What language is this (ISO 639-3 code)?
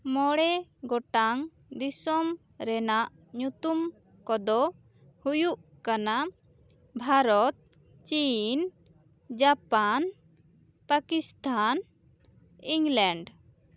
sat